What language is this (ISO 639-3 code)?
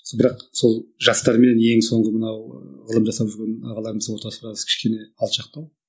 kaz